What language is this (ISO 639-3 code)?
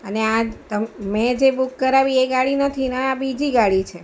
guj